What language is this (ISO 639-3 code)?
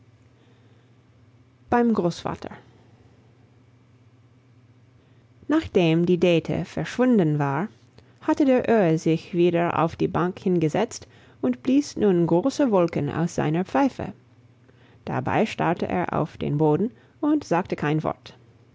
deu